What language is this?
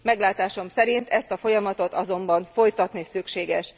Hungarian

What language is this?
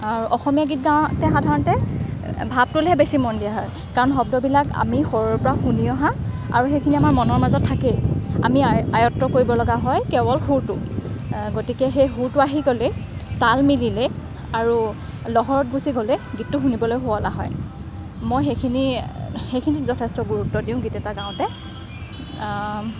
Assamese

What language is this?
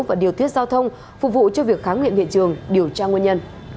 Vietnamese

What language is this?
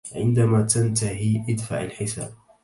Arabic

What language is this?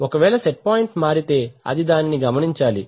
Telugu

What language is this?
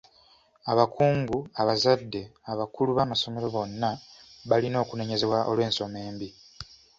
Ganda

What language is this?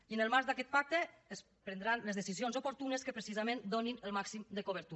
Catalan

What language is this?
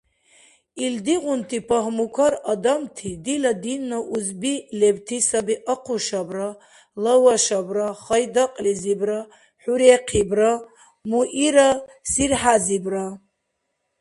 Dargwa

